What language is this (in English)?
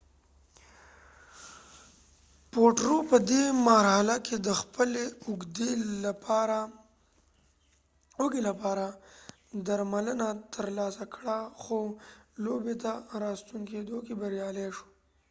Pashto